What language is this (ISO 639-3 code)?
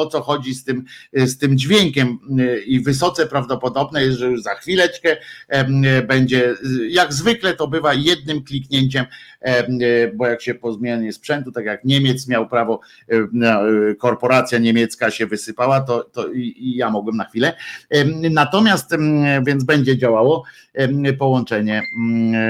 pol